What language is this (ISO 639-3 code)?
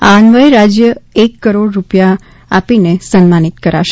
guj